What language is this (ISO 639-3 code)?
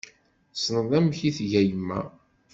kab